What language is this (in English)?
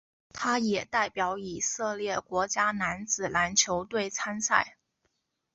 Chinese